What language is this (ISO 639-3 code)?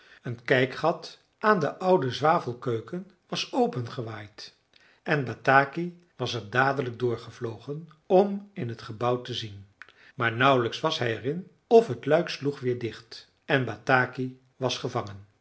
nld